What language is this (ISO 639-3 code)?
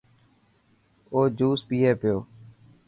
mki